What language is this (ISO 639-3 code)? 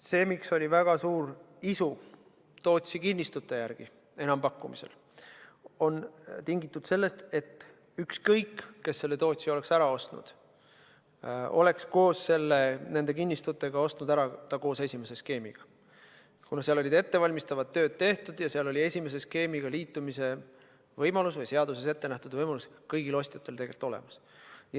est